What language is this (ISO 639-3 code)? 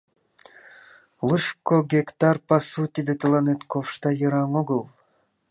chm